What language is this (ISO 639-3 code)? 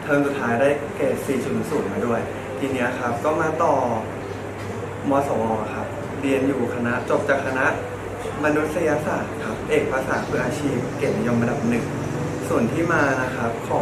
tha